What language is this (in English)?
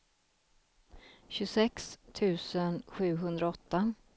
Swedish